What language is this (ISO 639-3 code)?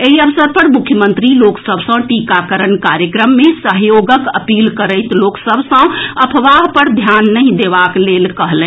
mai